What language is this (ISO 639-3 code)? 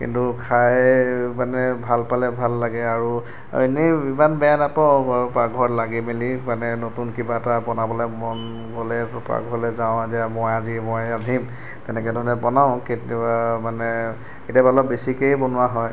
asm